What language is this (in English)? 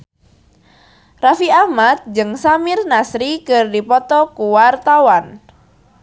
Sundanese